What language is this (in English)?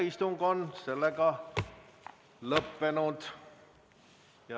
Estonian